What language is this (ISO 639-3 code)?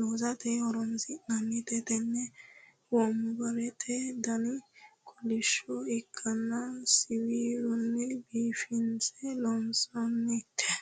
sid